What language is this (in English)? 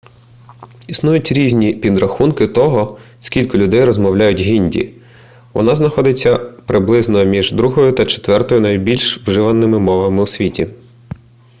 Ukrainian